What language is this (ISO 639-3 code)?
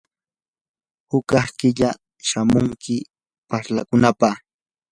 qur